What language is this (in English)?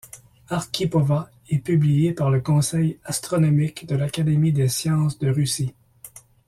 French